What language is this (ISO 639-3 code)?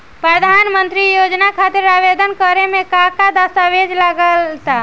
bho